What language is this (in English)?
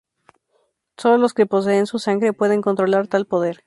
Spanish